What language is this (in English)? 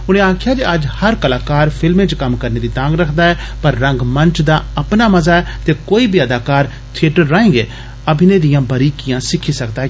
Dogri